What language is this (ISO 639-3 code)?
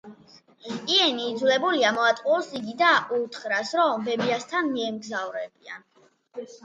kat